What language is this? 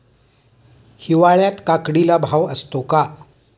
Marathi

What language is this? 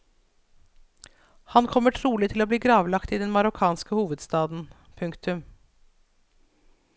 Norwegian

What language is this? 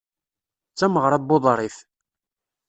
Kabyle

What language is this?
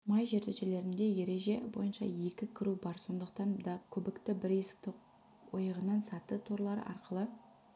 Kazakh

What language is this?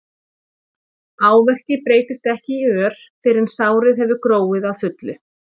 Icelandic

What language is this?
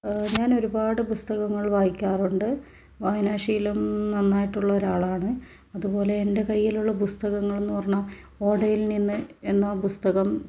Malayalam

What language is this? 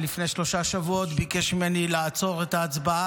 Hebrew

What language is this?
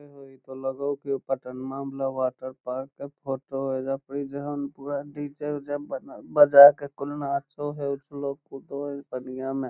Magahi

